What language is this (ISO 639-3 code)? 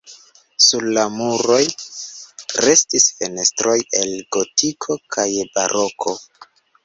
epo